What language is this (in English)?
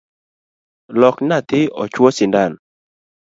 Luo (Kenya and Tanzania)